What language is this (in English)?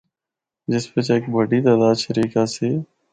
Northern Hindko